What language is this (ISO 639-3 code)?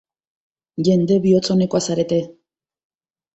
eus